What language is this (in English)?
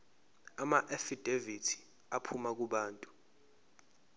Zulu